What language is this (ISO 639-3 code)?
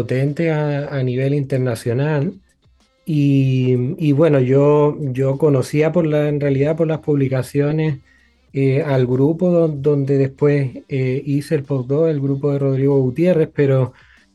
spa